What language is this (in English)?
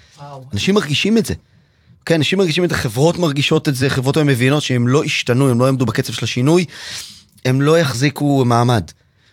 Hebrew